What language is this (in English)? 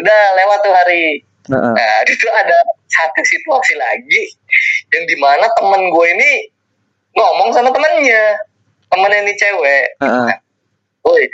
Indonesian